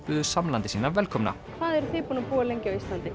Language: Icelandic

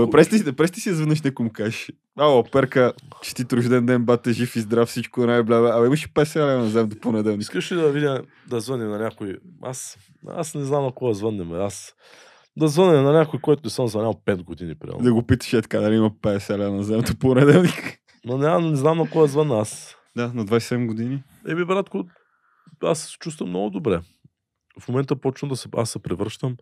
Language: Bulgarian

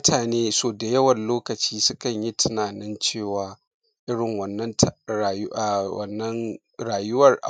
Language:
Hausa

